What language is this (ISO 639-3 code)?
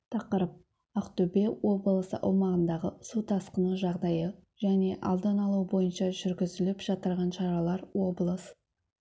kaz